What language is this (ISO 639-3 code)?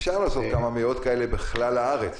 heb